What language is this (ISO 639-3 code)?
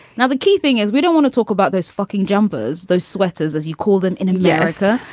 eng